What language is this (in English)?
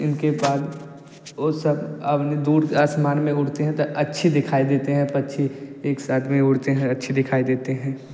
Hindi